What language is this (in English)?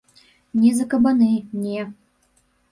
Belarusian